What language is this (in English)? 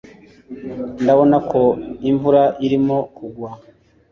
Kinyarwanda